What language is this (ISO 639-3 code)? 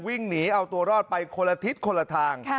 tha